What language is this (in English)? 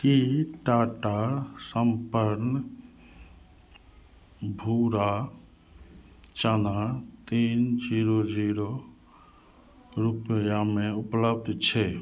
Maithili